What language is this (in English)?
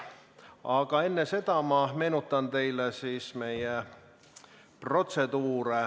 Estonian